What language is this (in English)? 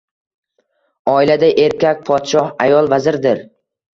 Uzbek